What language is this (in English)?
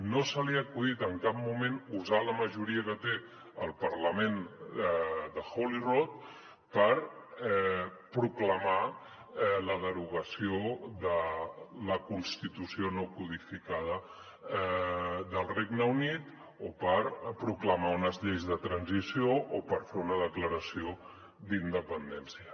Catalan